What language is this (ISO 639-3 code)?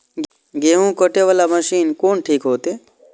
mai